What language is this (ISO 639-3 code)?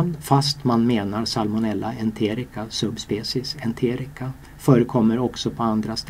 swe